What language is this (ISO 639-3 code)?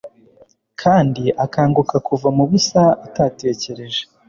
kin